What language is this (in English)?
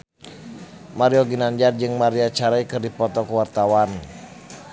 Sundanese